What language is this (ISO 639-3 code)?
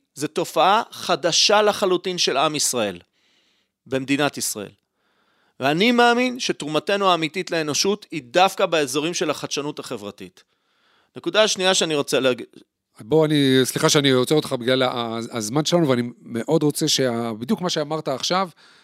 heb